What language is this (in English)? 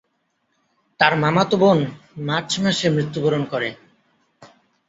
Bangla